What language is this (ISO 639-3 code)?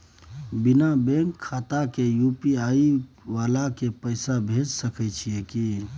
mai